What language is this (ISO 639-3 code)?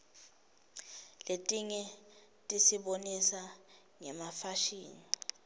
ssw